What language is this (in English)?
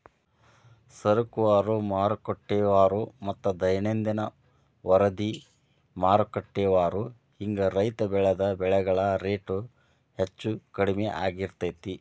Kannada